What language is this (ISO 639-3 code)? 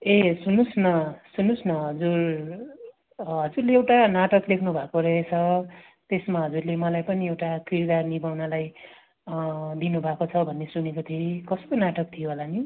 nep